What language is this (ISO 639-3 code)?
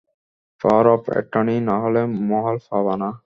ben